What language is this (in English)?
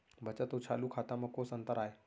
Chhattisgarhi